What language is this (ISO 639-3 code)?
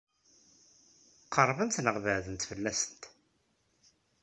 kab